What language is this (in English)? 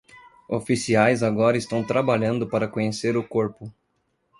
Portuguese